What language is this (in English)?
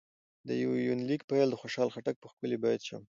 Pashto